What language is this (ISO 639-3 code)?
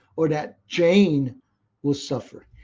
eng